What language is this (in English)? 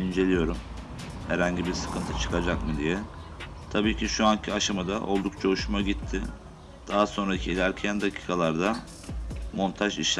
Turkish